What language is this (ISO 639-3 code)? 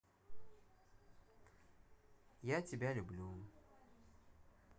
rus